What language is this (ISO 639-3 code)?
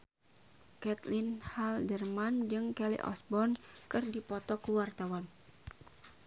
sun